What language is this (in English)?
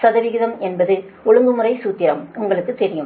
Tamil